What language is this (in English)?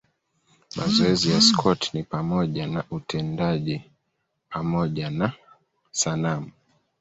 Swahili